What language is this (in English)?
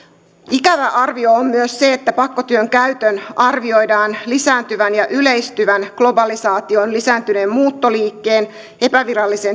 Finnish